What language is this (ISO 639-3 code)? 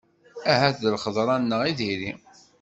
kab